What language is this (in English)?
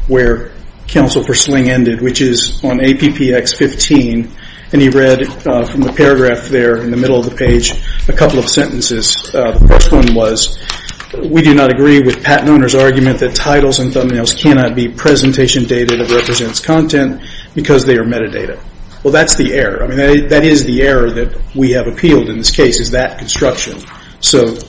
English